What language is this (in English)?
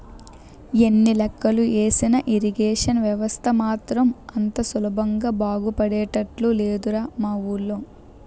Telugu